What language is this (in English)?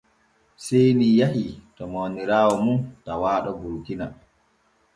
Borgu Fulfulde